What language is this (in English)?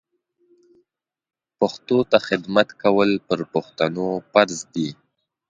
Pashto